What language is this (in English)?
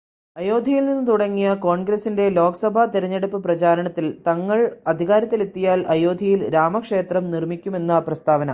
Malayalam